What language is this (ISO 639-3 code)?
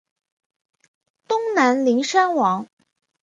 zho